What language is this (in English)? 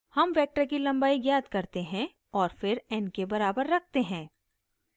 Hindi